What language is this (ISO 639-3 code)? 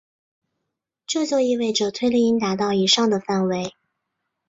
zho